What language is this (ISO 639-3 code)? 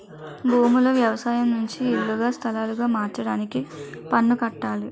tel